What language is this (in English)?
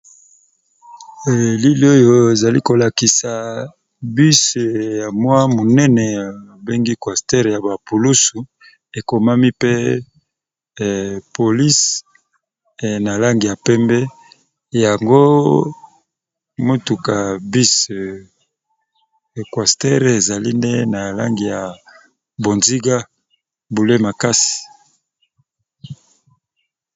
Lingala